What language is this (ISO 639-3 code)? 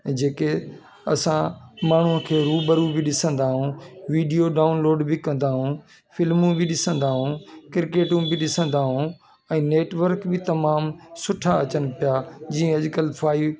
snd